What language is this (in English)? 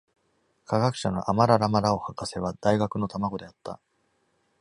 Japanese